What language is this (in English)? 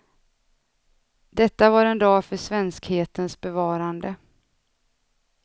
Swedish